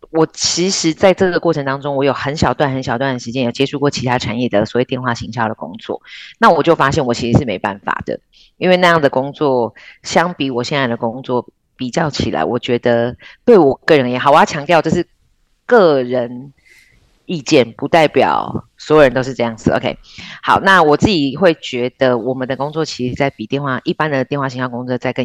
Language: Chinese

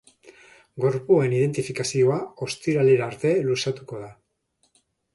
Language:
Basque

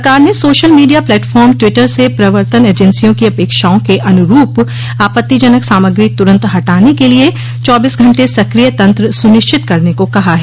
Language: Hindi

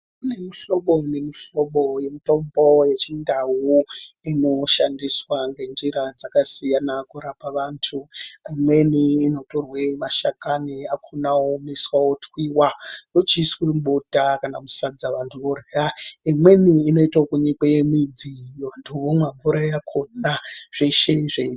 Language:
Ndau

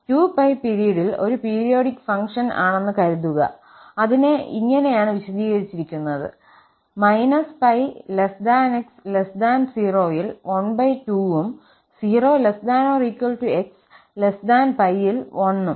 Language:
Malayalam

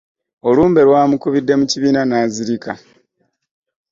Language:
Ganda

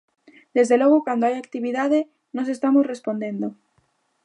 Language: Galician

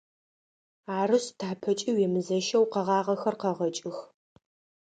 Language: Adyghe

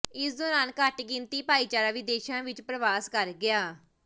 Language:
Punjabi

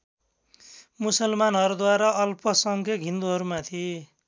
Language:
Nepali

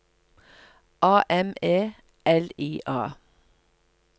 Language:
Norwegian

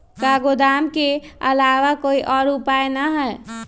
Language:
Magahi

